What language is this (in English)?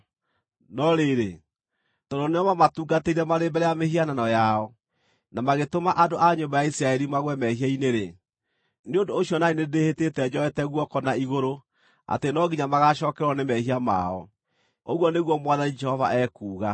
Kikuyu